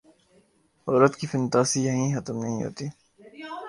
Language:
Urdu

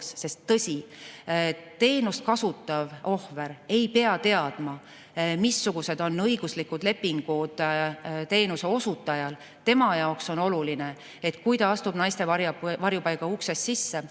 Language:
Estonian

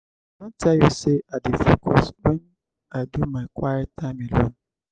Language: Nigerian Pidgin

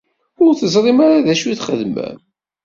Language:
Kabyle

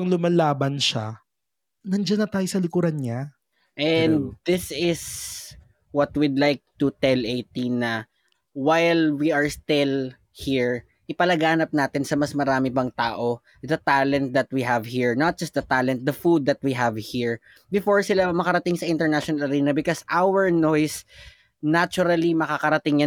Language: Filipino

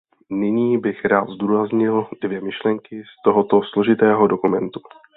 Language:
Czech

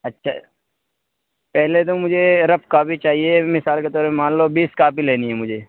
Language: Urdu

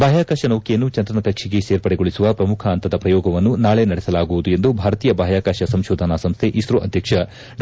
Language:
Kannada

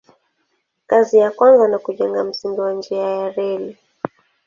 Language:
Swahili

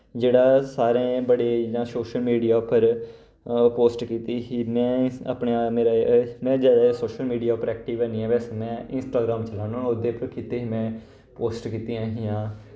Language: Dogri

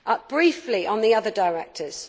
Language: English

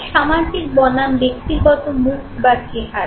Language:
Bangla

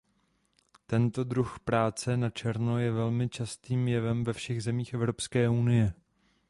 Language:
Czech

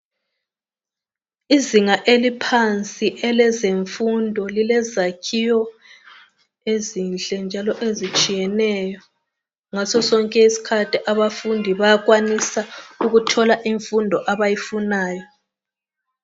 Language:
North Ndebele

